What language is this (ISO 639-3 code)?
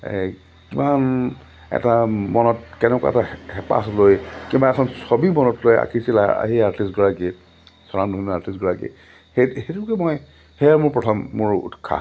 asm